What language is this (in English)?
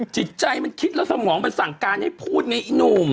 Thai